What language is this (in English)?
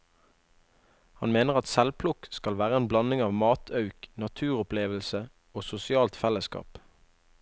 Norwegian